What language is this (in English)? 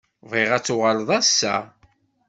Kabyle